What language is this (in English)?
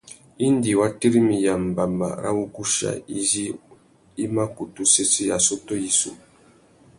Tuki